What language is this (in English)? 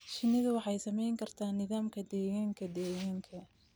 Somali